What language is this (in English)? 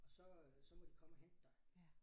Danish